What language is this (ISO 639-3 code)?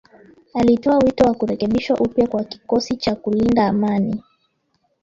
swa